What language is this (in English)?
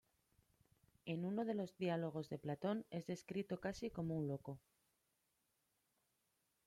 Spanish